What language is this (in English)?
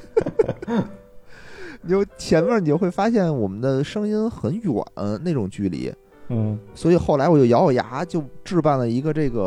Chinese